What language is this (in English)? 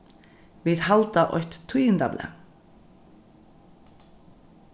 Faroese